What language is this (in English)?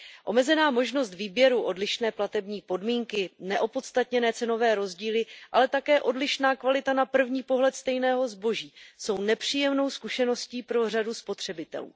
Czech